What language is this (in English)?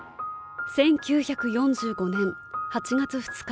Japanese